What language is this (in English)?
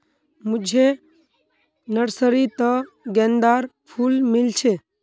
Magahi